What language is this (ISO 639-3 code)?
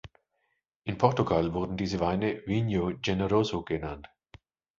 deu